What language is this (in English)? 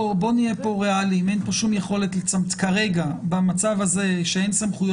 Hebrew